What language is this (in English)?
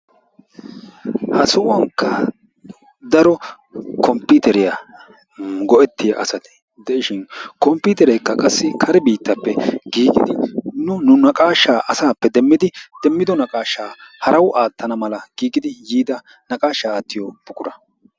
Wolaytta